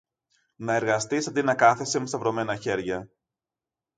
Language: Greek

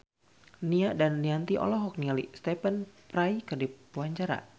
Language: Sundanese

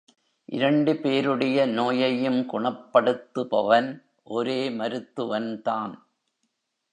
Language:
Tamil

